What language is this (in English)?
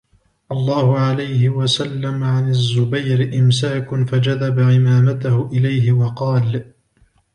Arabic